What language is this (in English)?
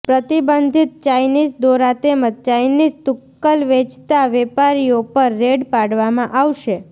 Gujarati